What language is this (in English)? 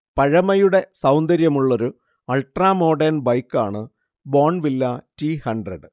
Malayalam